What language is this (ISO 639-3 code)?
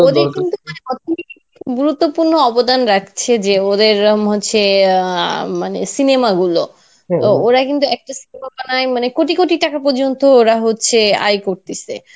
ben